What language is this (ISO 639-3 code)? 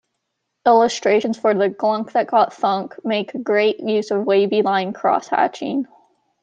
eng